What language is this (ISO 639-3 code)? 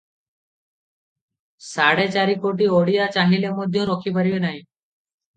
ori